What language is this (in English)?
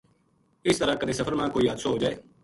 Gujari